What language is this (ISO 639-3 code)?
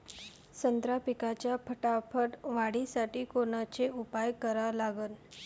mar